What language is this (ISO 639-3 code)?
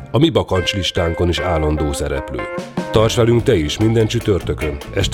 hun